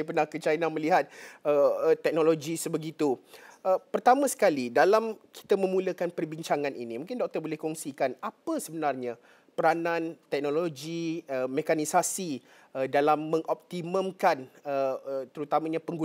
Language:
Malay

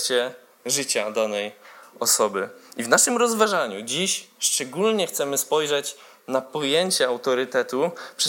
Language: Polish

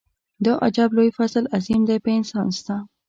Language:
Pashto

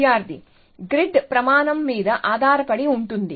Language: Telugu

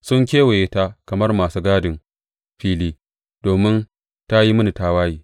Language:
Hausa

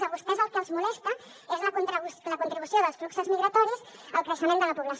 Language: Catalan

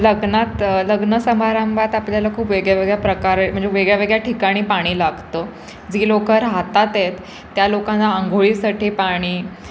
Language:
Marathi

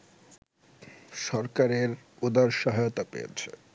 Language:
Bangla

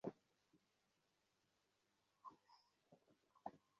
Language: Bangla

